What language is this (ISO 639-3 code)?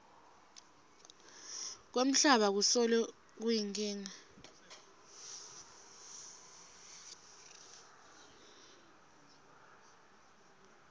ssw